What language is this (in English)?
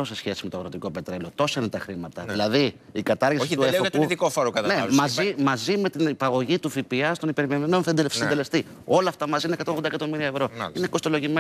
Greek